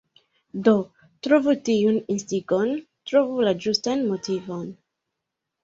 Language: Esperanto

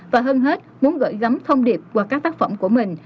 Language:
Vietnamese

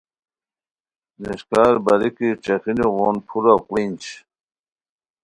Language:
Khowar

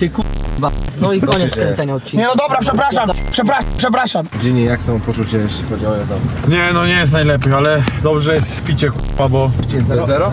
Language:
Polish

